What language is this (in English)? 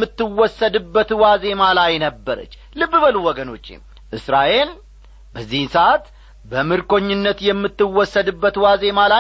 Amharic